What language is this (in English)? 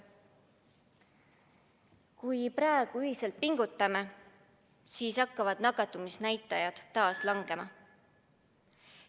Estonian